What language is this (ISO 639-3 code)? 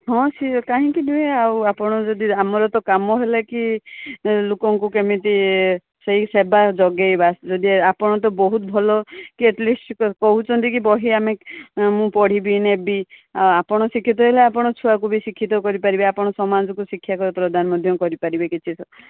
ori